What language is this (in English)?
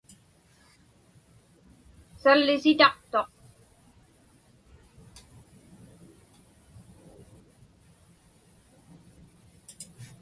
Inupiaq